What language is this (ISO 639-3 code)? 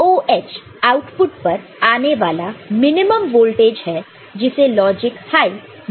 hin